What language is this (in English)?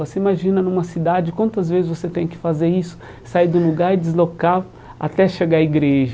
Portuguese